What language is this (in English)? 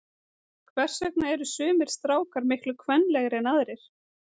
Icelandic